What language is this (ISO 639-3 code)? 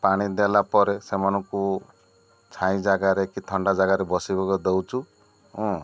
ori